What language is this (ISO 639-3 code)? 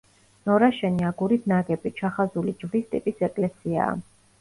kat